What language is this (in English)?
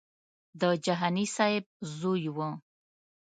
Pashto